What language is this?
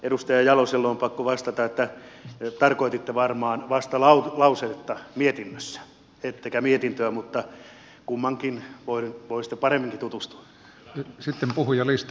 Finnish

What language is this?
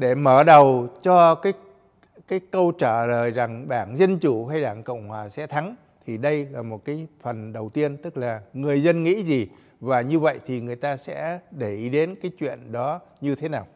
Vietnamese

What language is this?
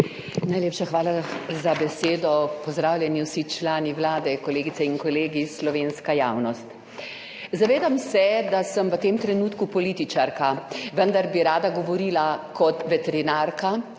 Slovenian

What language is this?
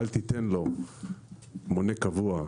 Hebrew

